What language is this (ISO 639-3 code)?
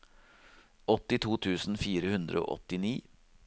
nor